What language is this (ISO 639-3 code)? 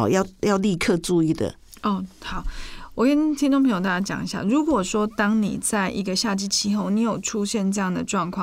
zho